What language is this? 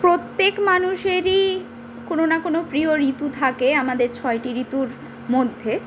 Bangla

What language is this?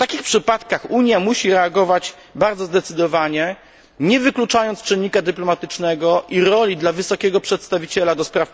Polish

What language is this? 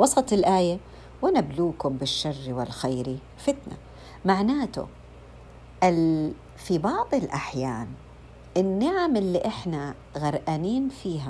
Arabic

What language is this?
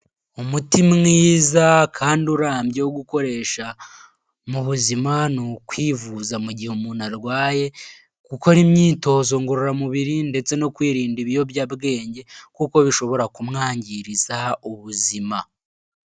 Kinyarwanda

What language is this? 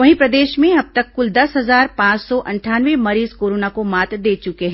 Hindi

